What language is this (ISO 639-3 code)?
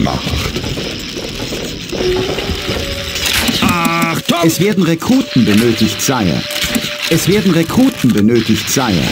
deu